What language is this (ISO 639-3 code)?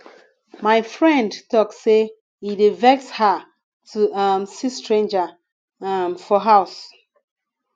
pcm